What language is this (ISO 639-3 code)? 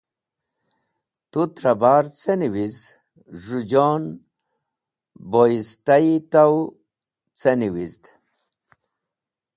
wbl